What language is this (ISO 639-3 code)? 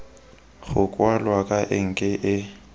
tsn